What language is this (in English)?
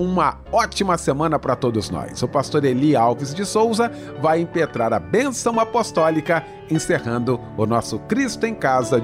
Portuguese